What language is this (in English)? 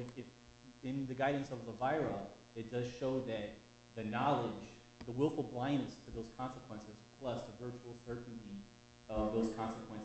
English